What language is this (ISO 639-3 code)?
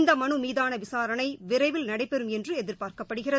tam